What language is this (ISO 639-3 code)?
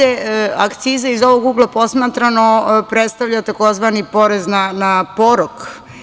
srp